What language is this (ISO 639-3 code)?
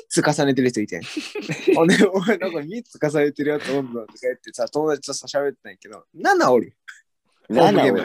jpn